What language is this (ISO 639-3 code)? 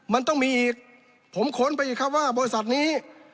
tha